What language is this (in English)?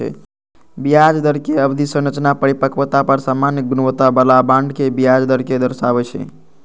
Maithili